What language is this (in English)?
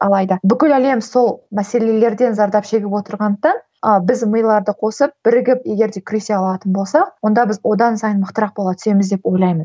Kazakh